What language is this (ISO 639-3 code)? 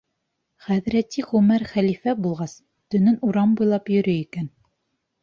bak